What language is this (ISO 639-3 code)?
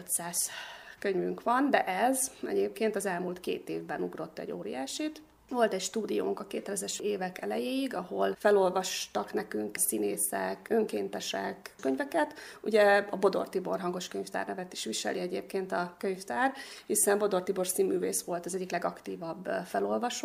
hun